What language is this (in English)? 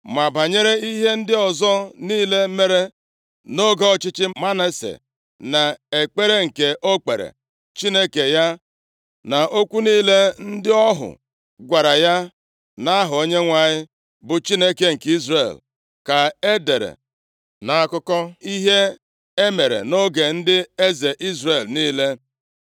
Igbo